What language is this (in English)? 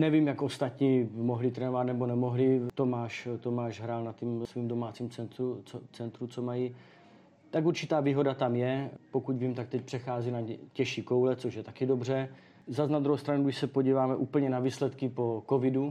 Czech